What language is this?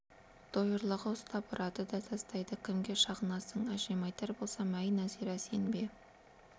Kazakh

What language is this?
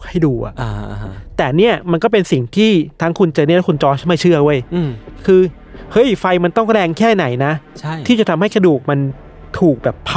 Thai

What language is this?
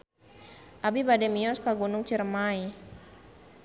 Sundanese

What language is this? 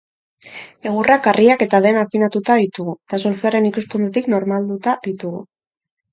Basque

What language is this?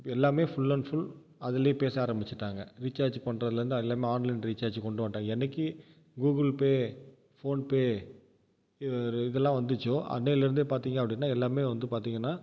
Tamil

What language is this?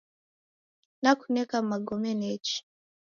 Taita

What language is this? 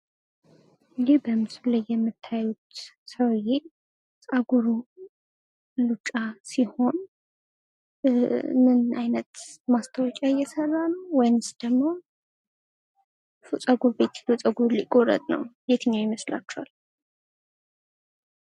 Amharic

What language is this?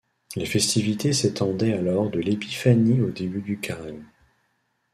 French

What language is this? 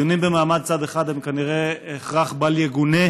Hebrew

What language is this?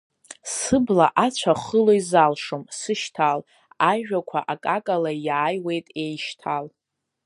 Abkhazian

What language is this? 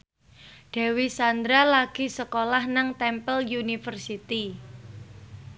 Javanese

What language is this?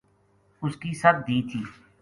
Gujari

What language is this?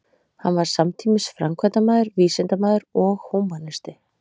Icelandic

